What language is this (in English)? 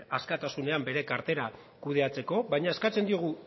Basque